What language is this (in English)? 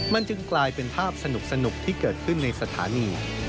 Thai